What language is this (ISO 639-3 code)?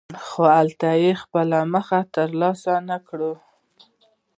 pus